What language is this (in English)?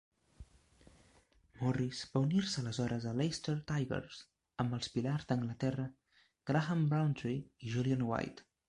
Catalan